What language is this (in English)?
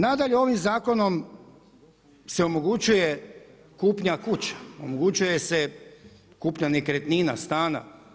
Croatian